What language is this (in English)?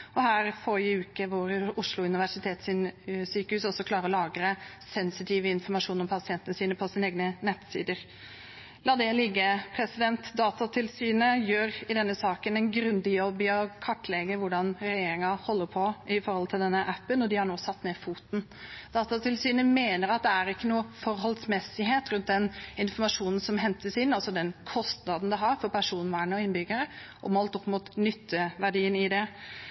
Norwegian Bokmål